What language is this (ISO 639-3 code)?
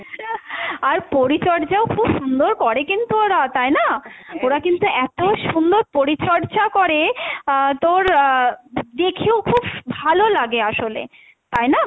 ben